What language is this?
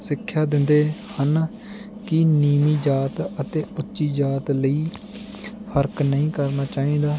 Punjabi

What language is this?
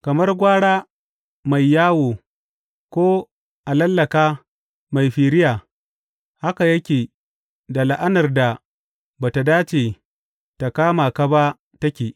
Hausa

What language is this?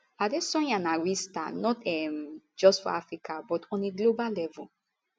Nigerian Pidgin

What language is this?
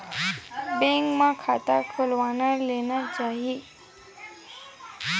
Chhattisgarhi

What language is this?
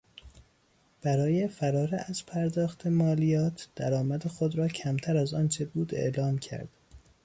Persian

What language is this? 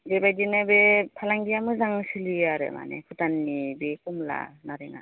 Bodo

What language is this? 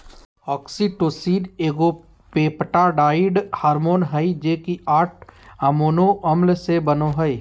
Magahi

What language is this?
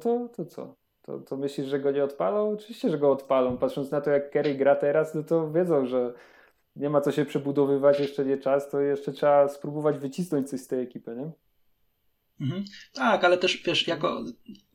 Polish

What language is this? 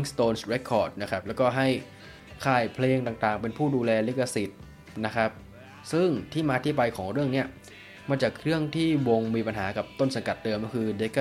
Thai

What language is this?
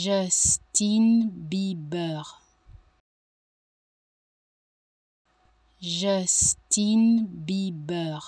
French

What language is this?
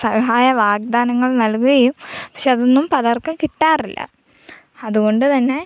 Malayalam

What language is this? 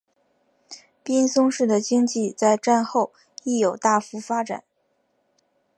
Chinese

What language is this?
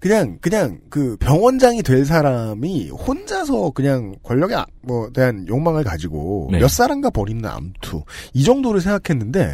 Korean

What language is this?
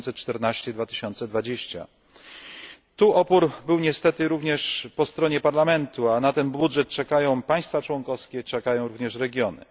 Polish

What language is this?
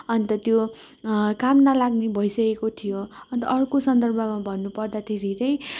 Nepali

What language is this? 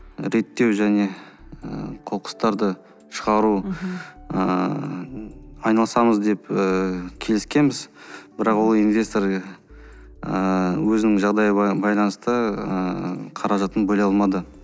Kazakh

